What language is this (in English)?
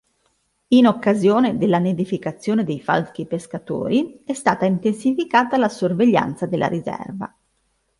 Italian